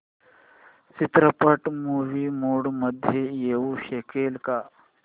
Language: Marathi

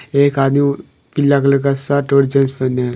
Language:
Hindi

